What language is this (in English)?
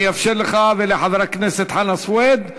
Hebrew